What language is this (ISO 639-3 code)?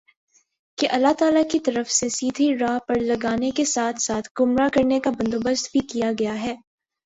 urd